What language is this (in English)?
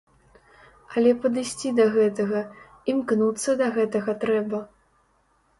Belarusian